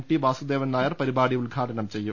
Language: Malayalam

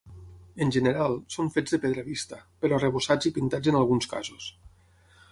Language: Catalan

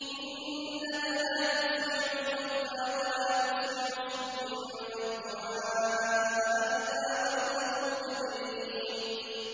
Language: Arabic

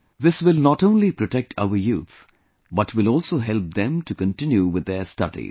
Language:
English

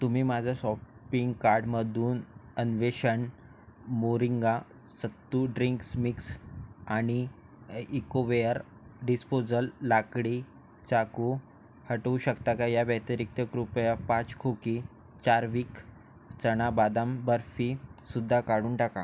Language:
Marathi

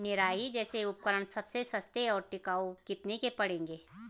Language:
Hindi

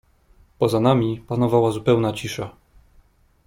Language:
Polish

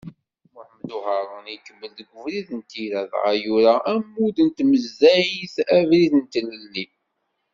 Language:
Kabyle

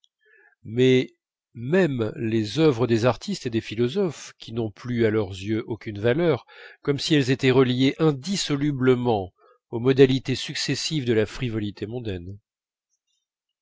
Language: French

